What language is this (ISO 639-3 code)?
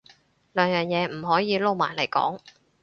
yue